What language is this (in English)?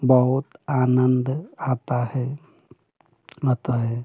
Hindi